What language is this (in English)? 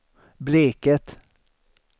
Swedish